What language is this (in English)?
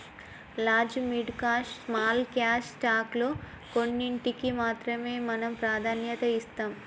Telugu